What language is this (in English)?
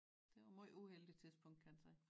Danish